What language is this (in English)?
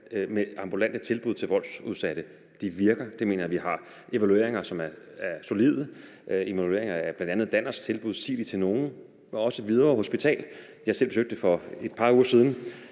Danish